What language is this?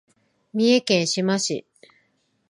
Japanese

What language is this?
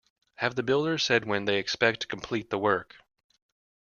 English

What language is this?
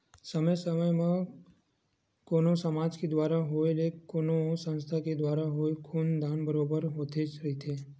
Chhattisgarhi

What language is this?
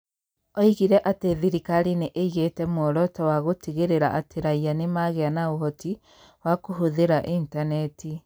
Kikuyu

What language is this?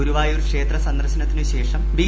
Malayalam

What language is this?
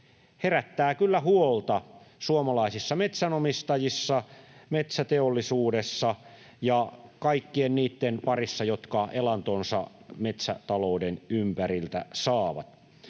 Finnish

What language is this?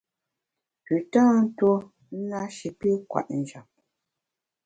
Bamun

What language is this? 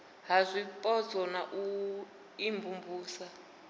Venda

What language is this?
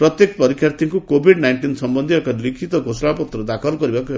Odia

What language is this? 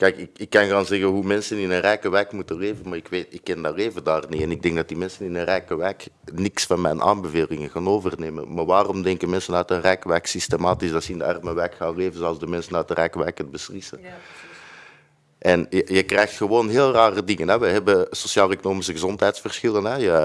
Dutch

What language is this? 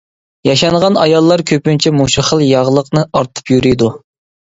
Uyghur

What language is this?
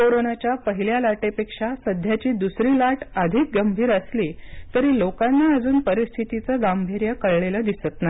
Marathi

